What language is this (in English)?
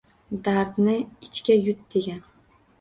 Uzbek